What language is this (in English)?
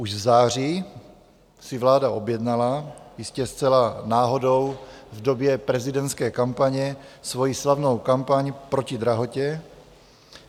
Czech